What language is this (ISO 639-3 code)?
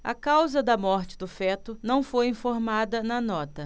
por